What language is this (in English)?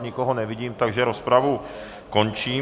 Czech